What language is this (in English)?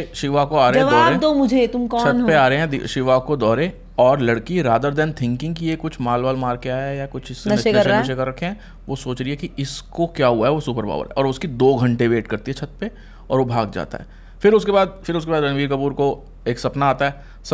Hindi